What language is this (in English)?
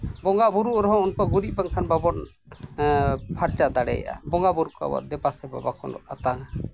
Santali